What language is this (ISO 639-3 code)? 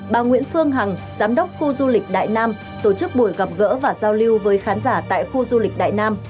vie